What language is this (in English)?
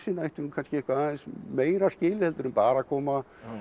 Icelandic